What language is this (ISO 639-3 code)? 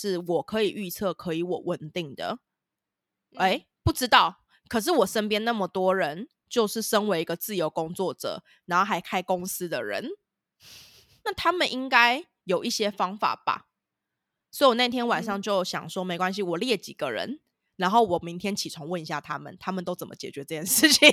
zho